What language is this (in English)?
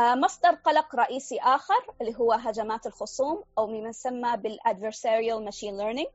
Arabic